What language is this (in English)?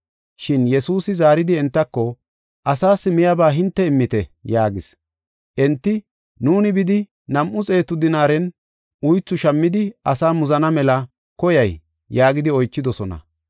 Gofa